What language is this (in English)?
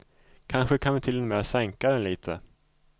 Swedish